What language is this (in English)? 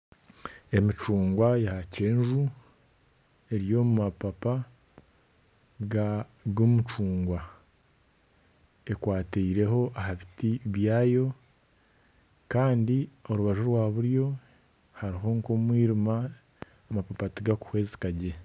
Nyankole